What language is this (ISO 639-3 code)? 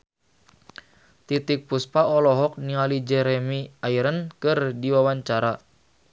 sun